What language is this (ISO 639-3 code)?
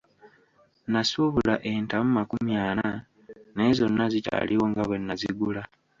lug